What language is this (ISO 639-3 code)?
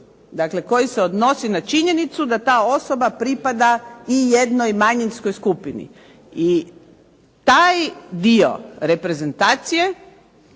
hrv